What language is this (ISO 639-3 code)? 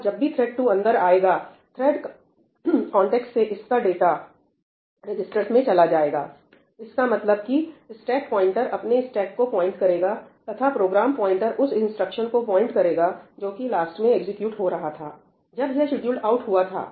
hin